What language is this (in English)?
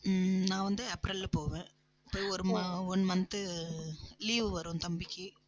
Tamil